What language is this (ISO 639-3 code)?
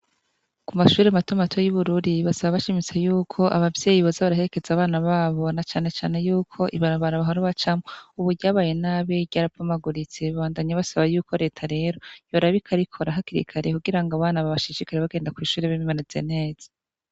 run